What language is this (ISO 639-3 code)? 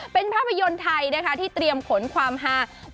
tha